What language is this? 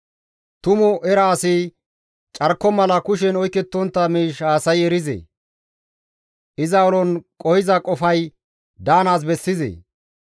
Gamo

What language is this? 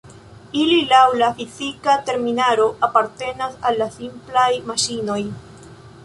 Esperanto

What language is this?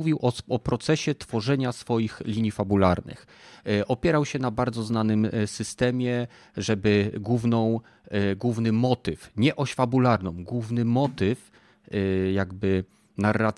Polish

